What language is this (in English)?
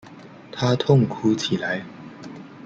Chinese